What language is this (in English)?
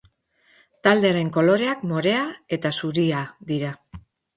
Basque